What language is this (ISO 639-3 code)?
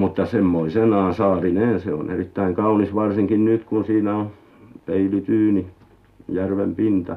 fin